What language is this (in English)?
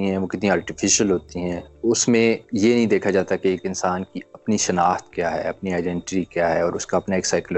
Urdu